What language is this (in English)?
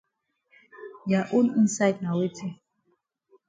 Cameroon Pidgin